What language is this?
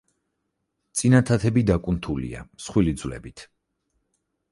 Georgian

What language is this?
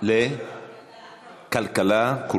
Hebrew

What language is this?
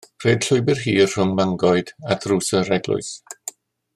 Welsh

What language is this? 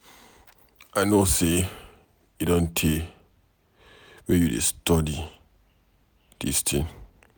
Nigerian Pidgin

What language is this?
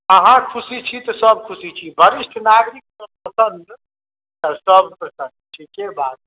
Maithili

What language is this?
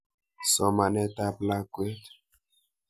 Kalenjin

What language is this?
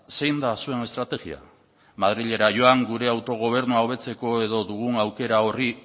Basque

